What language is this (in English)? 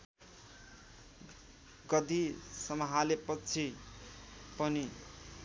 Nepali